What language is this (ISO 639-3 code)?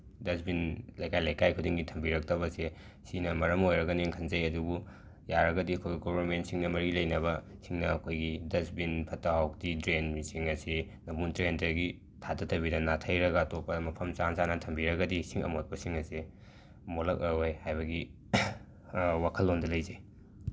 mni